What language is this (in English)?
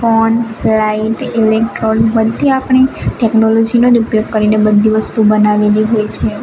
Gujarati